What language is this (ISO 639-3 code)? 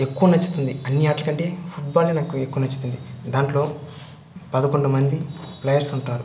tel